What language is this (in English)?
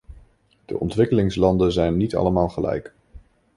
Dutch